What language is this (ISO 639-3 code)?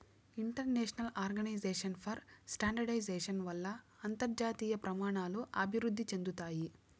tel